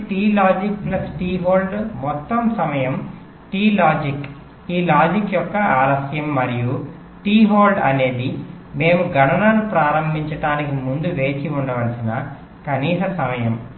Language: Telugu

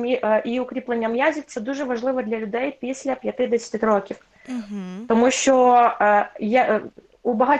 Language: Ukrainian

